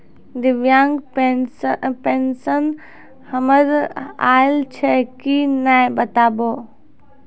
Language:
Maithili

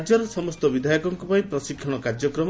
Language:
Odia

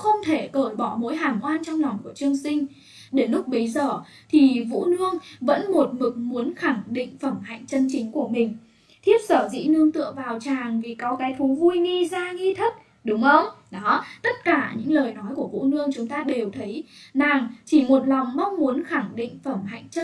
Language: Vietnamese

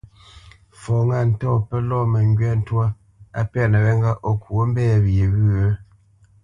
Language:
Bamenyam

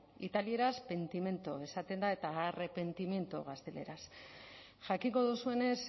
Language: Basque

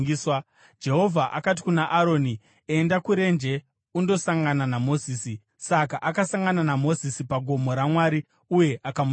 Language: Shona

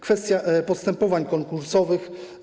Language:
Polish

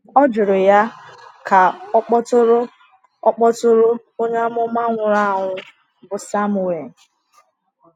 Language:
Igbo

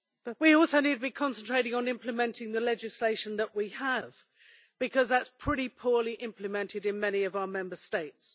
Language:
English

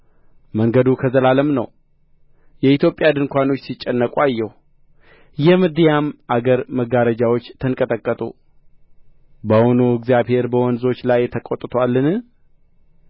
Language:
Amharic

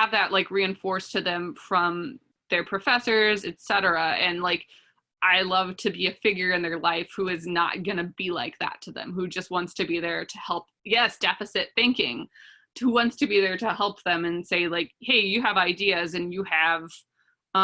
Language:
English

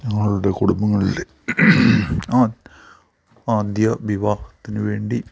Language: Malayalam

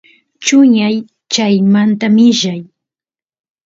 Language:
Santiago del Estero Quichua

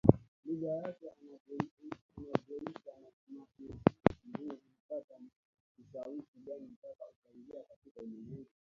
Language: Swahili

